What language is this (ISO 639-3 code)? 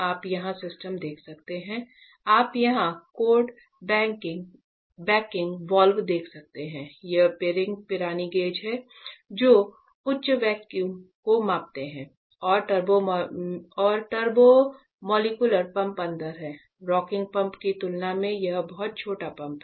hin